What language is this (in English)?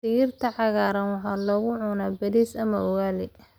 Somali